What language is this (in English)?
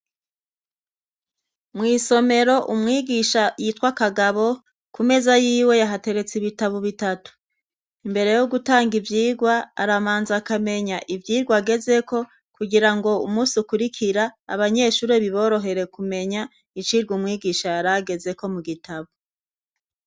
Rundi